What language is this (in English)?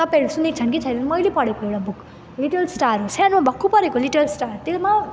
Nepali